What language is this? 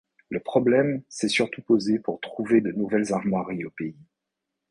French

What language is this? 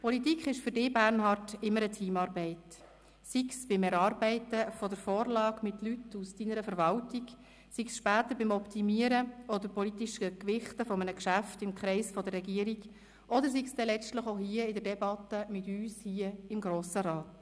Swiss German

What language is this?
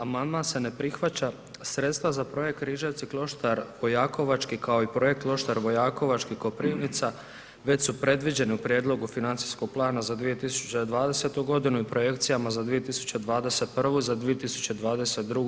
Croatian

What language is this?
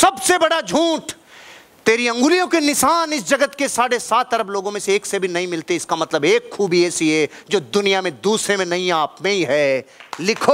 Hindi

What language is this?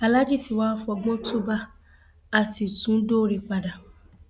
Yoruba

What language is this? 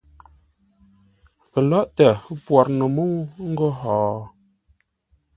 Ngombale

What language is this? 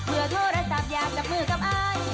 Thai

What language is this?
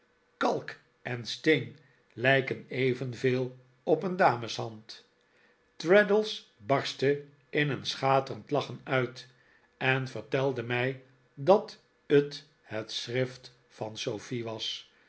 Dutch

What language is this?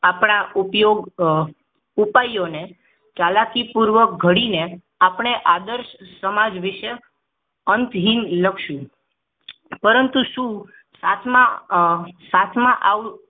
Gujarati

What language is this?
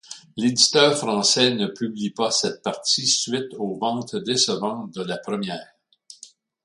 French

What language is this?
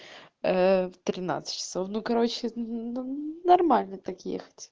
Russian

